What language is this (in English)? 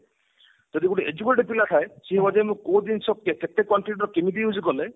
Odia